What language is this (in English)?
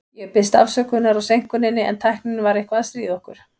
Icelandic